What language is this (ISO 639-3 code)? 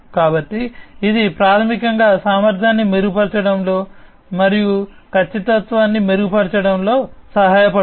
tel